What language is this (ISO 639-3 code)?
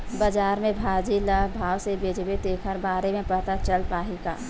hne